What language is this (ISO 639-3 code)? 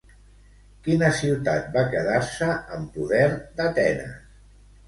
cat